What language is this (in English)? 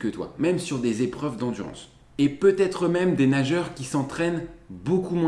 French